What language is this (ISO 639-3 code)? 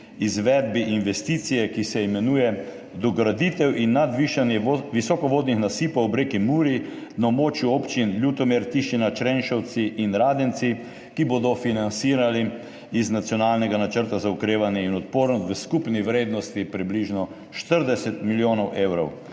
slv